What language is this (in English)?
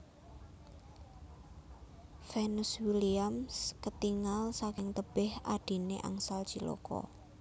Javanese